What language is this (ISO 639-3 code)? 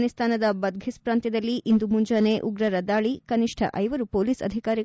kan